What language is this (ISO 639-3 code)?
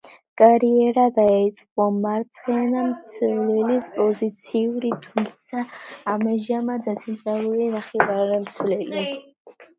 kat